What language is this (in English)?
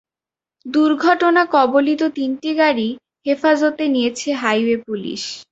Bangla